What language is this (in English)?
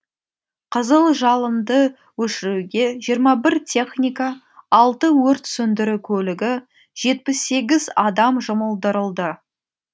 Kazakh